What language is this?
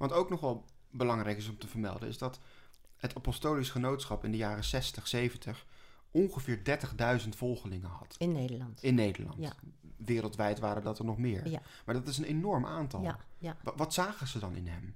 Dutch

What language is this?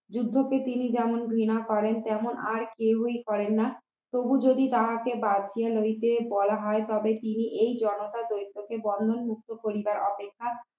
Bangla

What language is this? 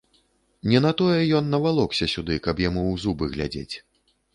Belarusian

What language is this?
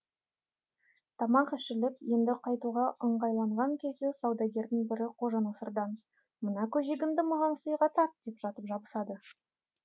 Kazakh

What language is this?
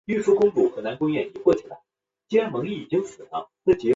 Chinese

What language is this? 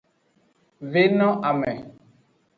Aja (Benin)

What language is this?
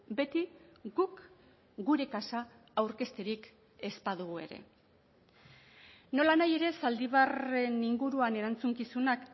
Basque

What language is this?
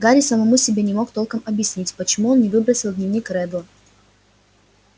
Russian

